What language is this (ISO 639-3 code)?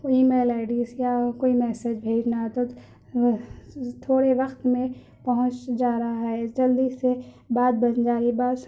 urd